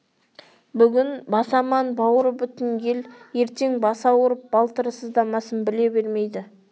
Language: Kazakh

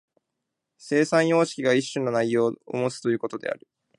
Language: Japanese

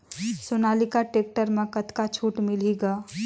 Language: Chhattisgarhi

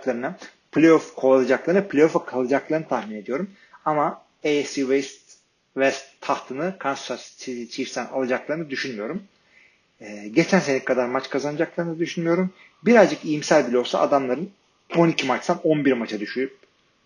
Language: Turkish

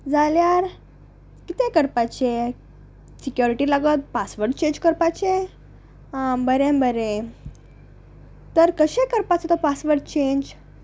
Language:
Konkani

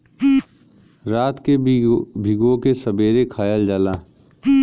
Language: Bhojpuri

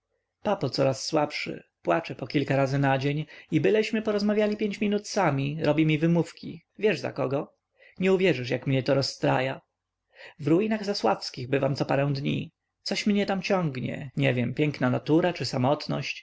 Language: Polish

